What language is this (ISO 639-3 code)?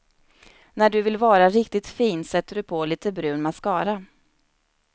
swe